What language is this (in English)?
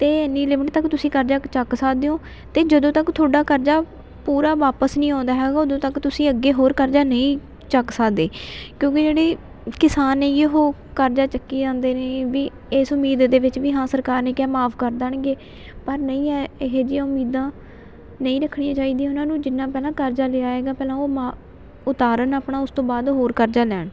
Punjabi